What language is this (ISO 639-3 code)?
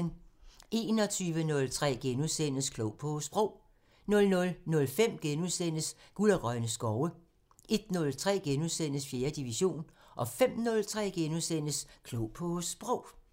dan